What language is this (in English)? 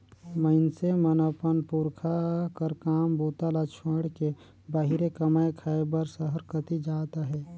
Chhattisgarhi